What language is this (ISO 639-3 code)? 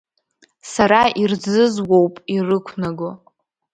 abk